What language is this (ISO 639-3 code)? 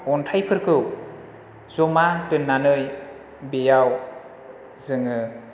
brx